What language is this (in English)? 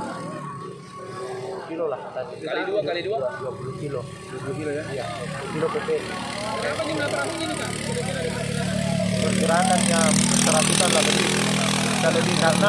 Indonesian